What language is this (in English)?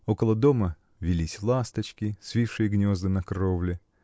Russian